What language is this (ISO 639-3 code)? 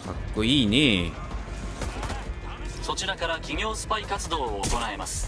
jpn